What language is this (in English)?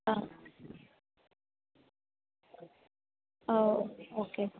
Malayalam